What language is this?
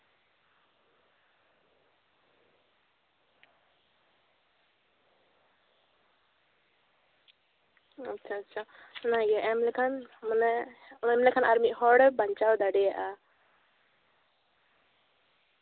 Santali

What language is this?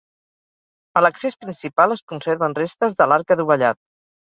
Catalan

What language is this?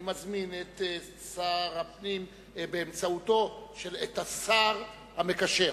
Hebrew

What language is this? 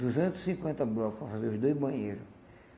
Portuguese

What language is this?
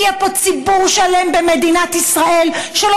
Hebrew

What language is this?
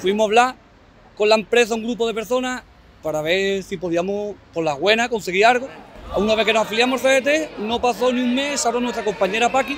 Spanish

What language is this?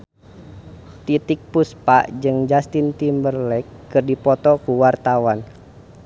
Sundanese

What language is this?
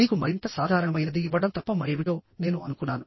Telugu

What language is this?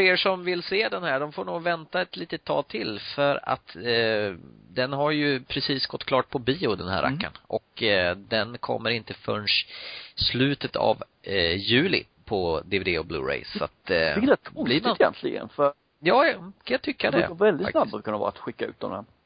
Swedish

